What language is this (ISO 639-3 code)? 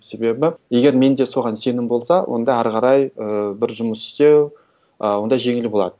kaz